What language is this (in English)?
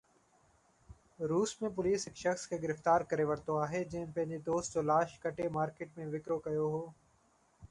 Sindhi